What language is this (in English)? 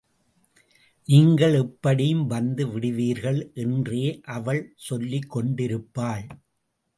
Tamil